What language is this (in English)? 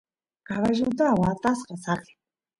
Santiago del Estero Quichua